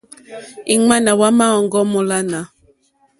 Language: Mokpwe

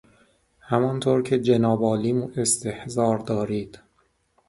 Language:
Persian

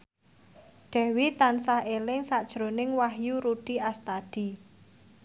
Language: Javanese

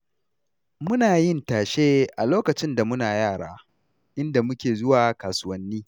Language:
Hausa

